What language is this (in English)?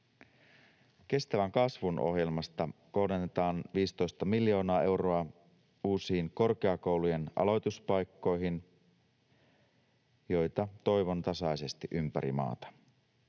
Finnish